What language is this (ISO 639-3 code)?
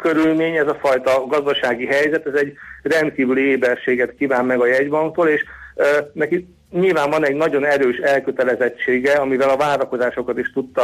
hun